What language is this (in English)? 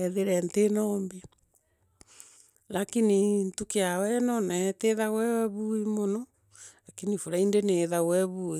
Meru